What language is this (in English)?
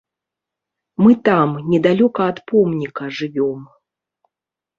Belarusian